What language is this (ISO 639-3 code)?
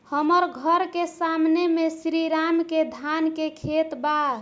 bho